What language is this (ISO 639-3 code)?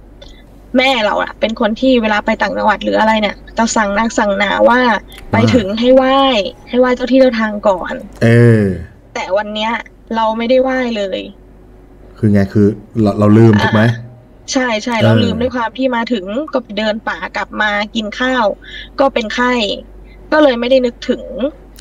tha